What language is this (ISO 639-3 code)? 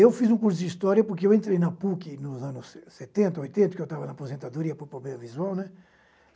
por